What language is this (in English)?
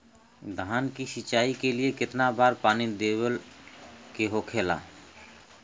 Bhojpuri